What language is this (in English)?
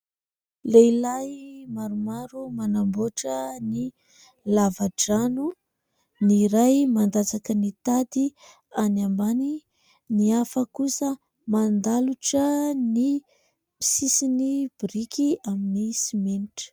Malagasy